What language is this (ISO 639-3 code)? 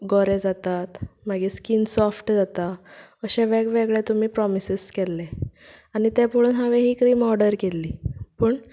kok